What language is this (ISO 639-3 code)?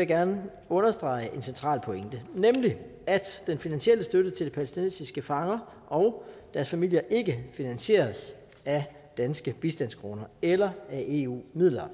dan